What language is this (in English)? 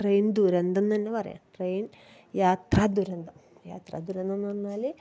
Malayalam